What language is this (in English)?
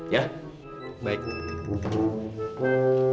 Indonesian